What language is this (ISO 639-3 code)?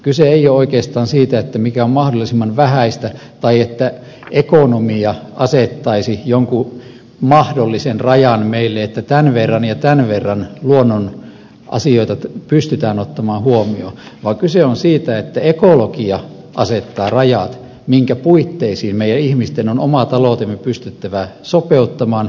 fin